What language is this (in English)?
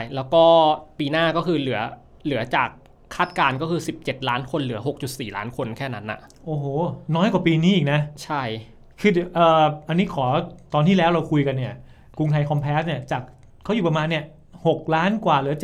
Thai